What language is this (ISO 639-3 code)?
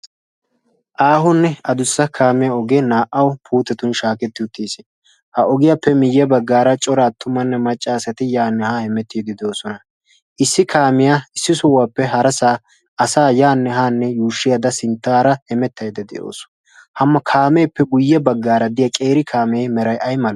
wal